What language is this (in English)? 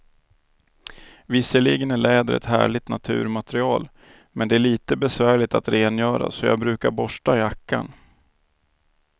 Swedish